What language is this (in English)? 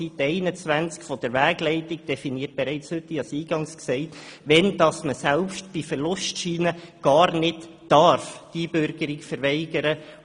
Swiss German